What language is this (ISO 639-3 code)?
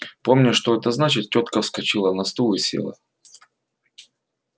rus